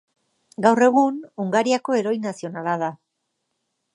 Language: Basque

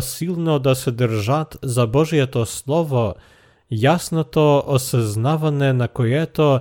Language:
Bulgarian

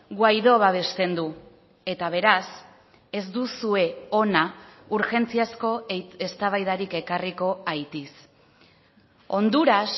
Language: Basque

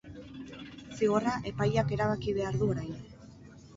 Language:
Basque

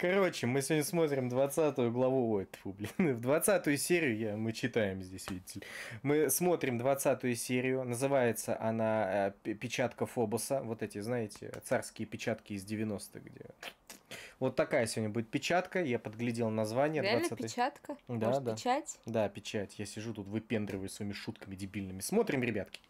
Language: Russian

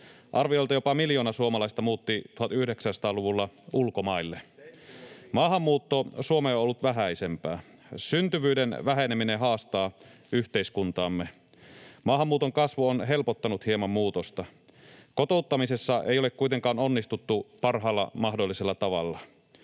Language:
Finnish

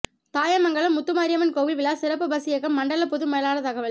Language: Tamil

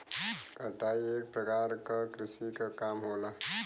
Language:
Bhojpuri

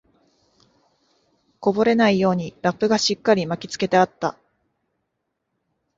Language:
Japanese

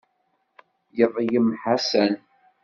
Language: Kabyle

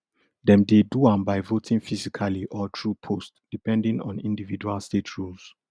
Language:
Nigerian Pidgin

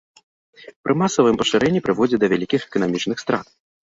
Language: Belarusian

